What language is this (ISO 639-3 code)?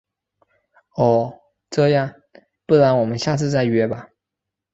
zho